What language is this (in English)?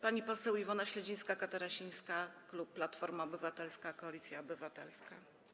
Polish